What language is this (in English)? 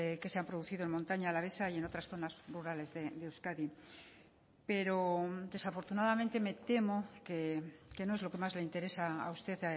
Spanish